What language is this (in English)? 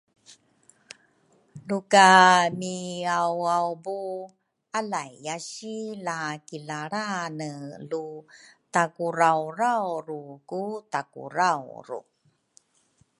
Rukai